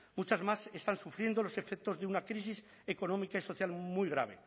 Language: Spanish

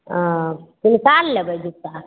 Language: Maithili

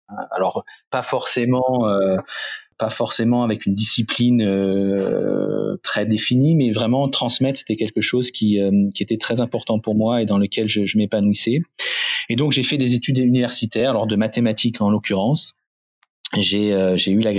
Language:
French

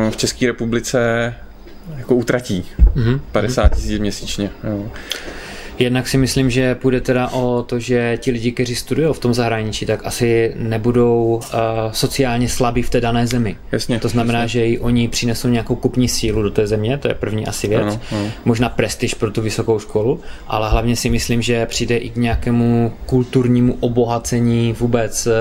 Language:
Czech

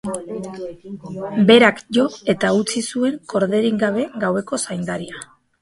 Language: Basque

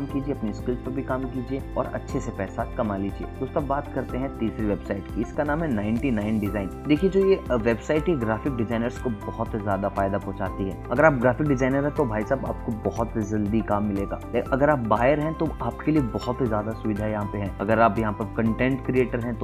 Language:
Hindi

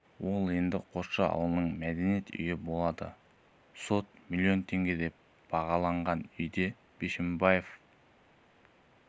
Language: Kazakh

